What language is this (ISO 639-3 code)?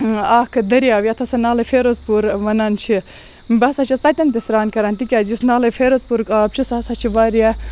kas